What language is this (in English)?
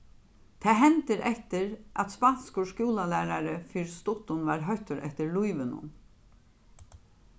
Faroese